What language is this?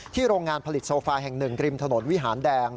Thai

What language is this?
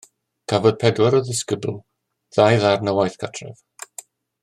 Welsh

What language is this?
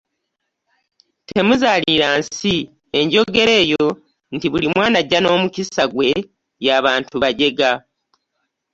Ganda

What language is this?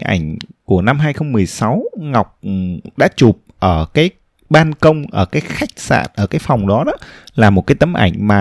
Vietnamese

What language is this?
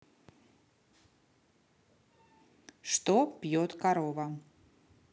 Russian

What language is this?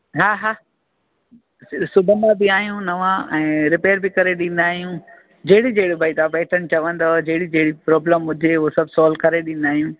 Sindhi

